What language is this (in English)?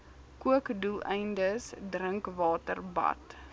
Afrikaans